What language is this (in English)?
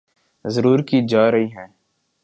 Urdu